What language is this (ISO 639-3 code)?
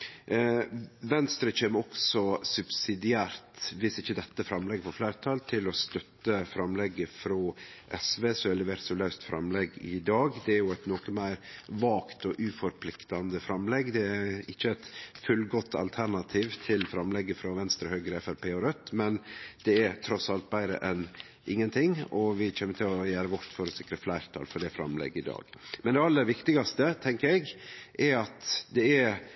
nno